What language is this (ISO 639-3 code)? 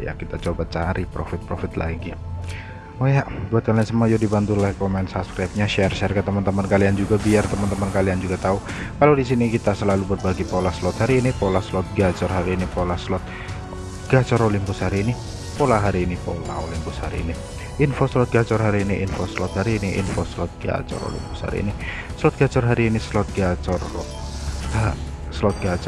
ind